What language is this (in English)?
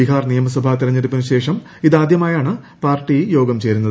Malayalam